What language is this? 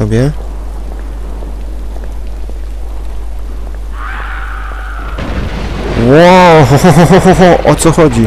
Polish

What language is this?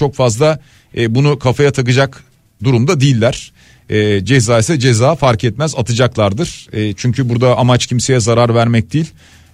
Turkish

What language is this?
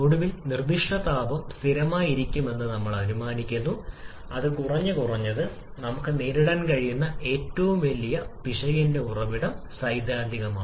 Malayalam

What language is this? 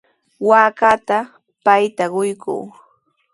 Sihuas Ancash Quechua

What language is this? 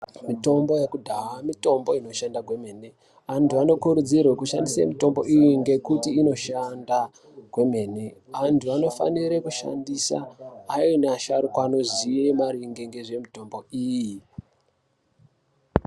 Ndau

